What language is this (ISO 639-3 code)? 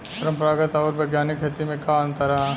bho